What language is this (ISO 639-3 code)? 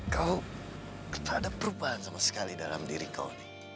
ind